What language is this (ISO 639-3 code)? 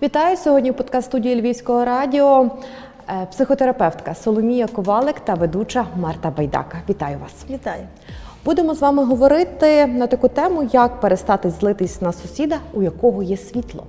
ukr